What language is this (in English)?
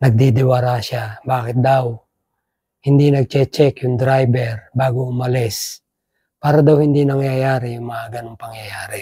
Filipino